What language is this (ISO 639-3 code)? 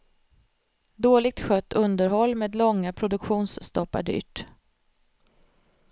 swe